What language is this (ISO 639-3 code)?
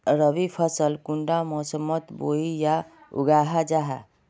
mag